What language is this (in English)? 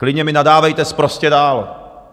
Czech